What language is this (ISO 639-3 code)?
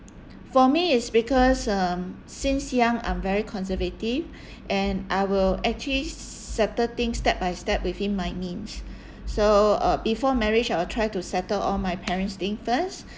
eng